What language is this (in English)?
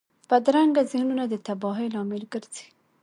Pashto